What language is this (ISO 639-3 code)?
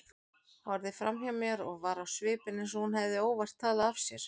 isl